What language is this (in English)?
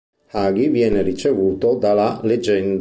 Italian